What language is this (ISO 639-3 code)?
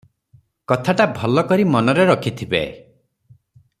ori